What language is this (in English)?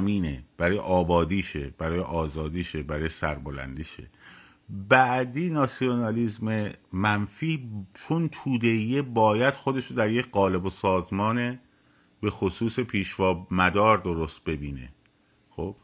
Persian